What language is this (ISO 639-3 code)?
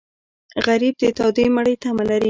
pus